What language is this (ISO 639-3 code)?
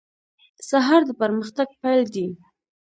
pus